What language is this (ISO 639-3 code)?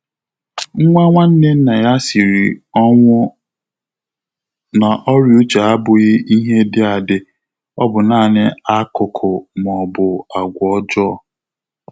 ibo